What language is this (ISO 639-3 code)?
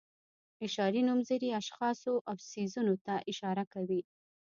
pus